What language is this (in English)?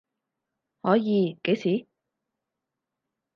Cantonese